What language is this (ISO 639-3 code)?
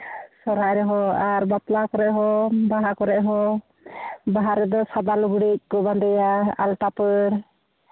sat